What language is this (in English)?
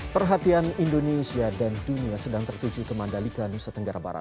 Indonesian